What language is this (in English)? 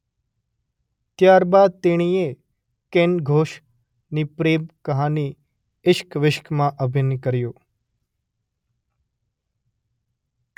Gujarati